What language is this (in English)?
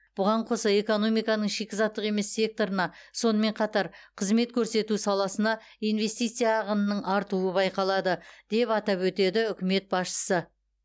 Kazakh